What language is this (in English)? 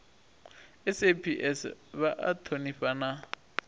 Venda